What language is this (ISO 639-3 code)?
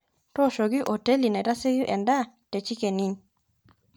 mas